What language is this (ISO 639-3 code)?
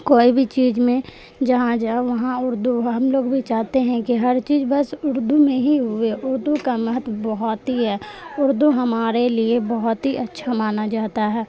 urd